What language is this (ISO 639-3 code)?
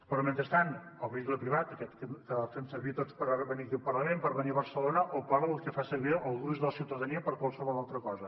cat